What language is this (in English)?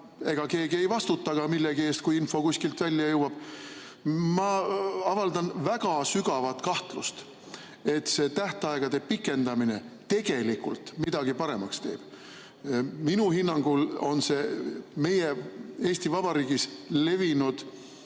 Estonian